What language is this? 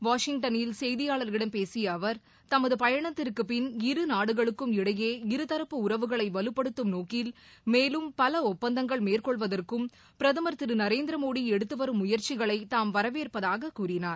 Tamil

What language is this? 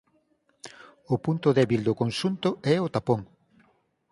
Galician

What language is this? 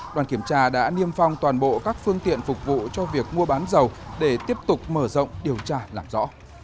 Vietnamese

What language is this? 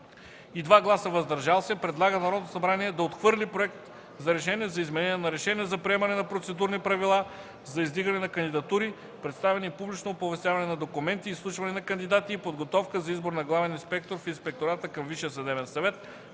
Bulgarian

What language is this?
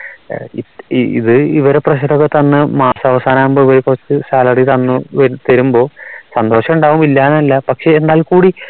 Malayalam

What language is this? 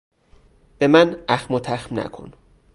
Persian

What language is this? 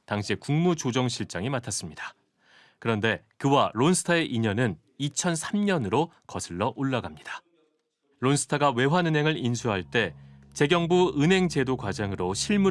Korean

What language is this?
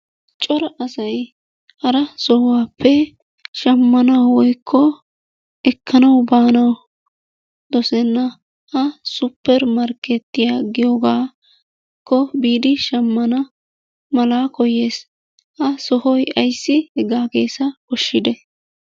Wolaytta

